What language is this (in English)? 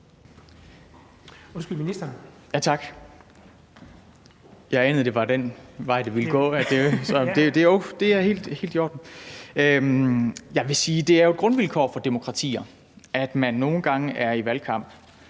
Danish